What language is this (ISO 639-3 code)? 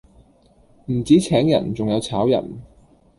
yue